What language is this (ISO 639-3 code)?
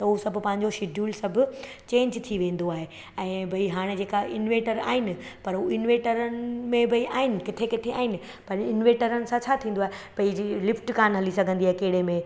snd